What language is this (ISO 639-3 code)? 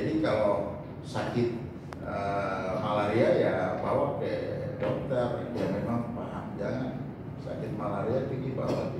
ind